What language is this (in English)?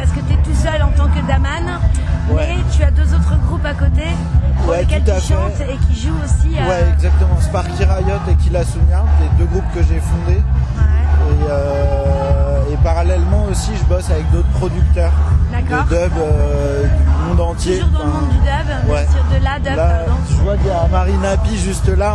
French